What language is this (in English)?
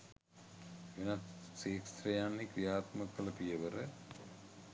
Sinhala